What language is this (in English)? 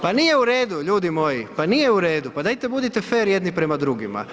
Croatian